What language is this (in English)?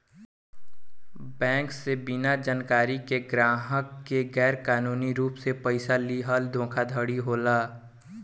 Bhojpuri